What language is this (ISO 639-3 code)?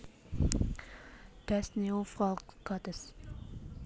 jav